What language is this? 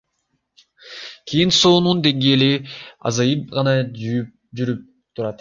Kyrgyz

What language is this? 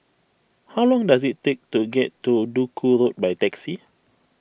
English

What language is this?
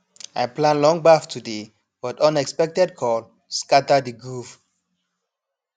Nigerian Pidgin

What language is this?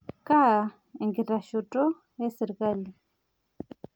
Masai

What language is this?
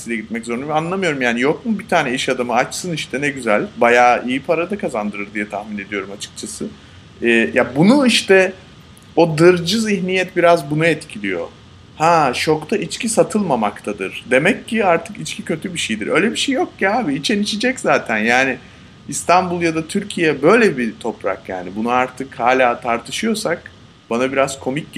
Turkish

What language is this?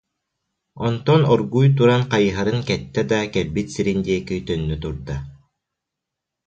Yakut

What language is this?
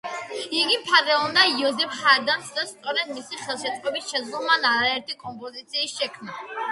Georgian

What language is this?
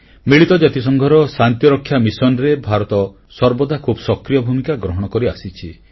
Odia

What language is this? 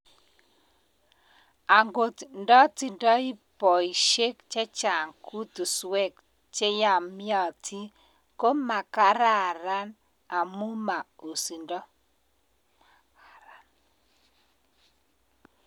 Kalenjin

